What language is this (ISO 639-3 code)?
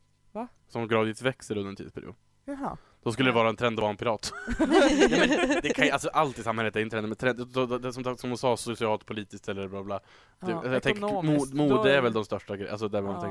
swe